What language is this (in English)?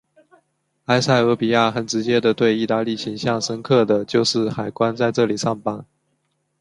Chinese